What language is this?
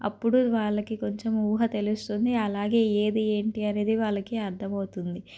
Telugu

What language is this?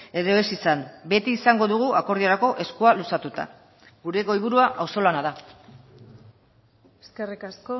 Basque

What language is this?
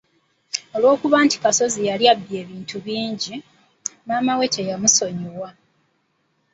Ganda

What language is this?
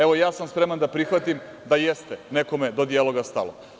Serbian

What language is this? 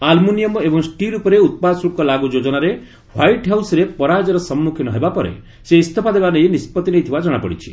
Odia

